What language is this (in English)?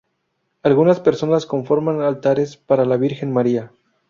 Spanish